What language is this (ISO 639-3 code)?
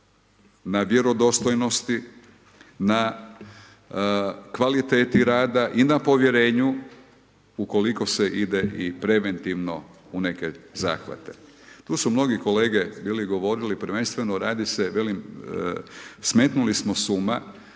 hrv